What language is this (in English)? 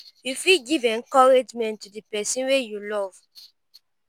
Nigerian Pidgin